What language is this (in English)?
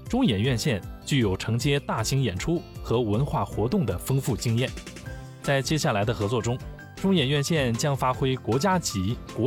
Chinese